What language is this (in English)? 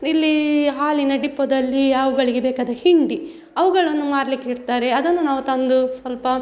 Kannada